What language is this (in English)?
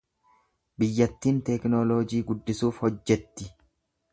Oromo